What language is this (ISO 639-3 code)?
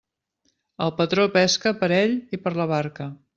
cat